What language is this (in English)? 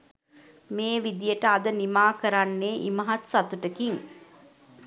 Sinhala